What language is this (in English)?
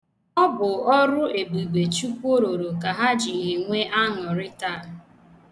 Igbo